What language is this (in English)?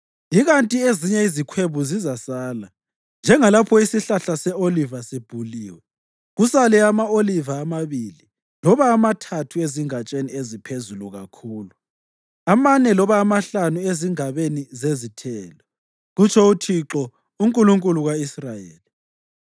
North Ndebele